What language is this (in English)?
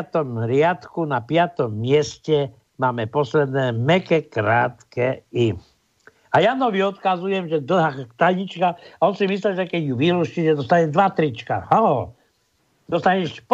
Slovak